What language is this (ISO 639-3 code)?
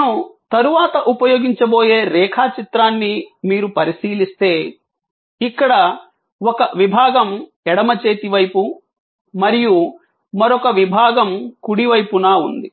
tel